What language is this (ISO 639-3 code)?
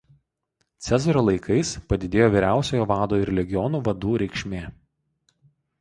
lit